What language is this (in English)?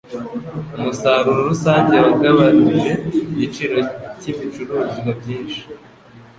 Kinyarwanda